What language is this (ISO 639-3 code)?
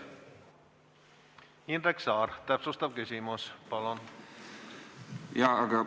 est